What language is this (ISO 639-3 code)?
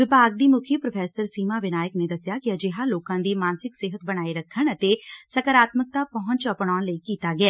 pan